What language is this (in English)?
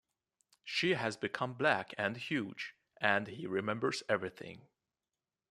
English